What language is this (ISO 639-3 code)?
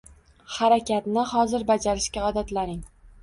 uzb